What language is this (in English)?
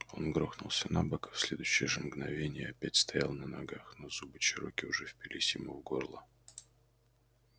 Russian